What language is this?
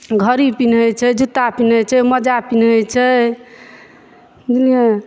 Maithili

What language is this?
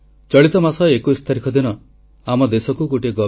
Odia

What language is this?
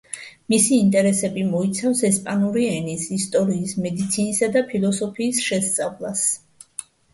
Georgian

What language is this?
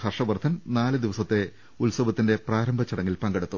Malayalam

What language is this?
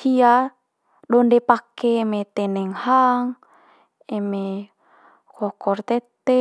Manggarai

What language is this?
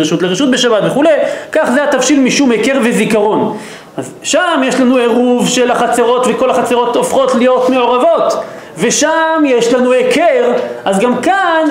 Hebrew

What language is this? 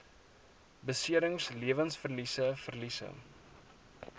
Afrikaans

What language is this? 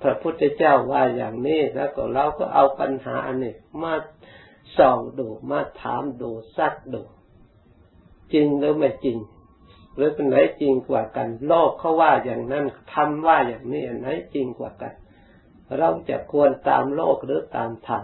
Thai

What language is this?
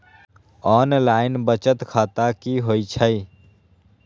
Magahi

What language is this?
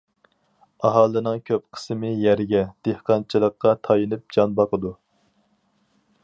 Uyghur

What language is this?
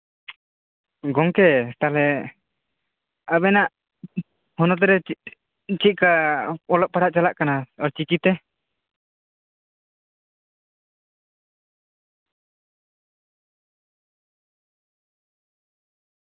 Santali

